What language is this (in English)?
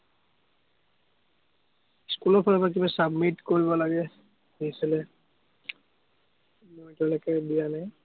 Assamese